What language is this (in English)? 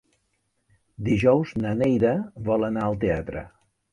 Catalan